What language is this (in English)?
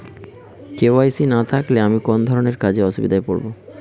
Bangla